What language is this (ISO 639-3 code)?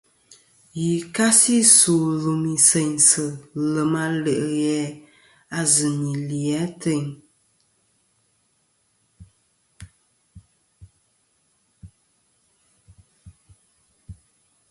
bkm